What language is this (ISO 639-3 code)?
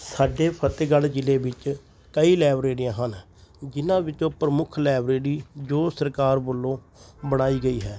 pan